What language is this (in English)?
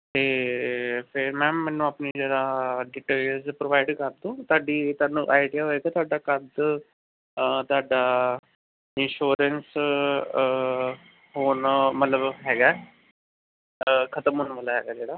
Punjabi